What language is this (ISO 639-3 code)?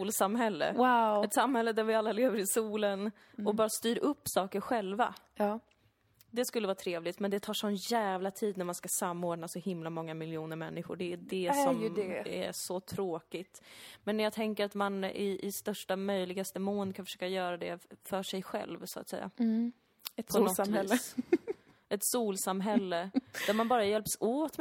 swe